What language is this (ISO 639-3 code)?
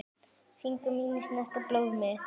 isl